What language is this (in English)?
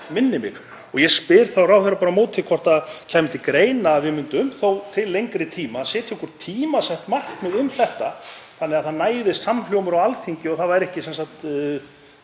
Icelandic